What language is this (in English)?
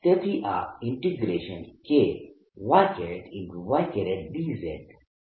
Gujarati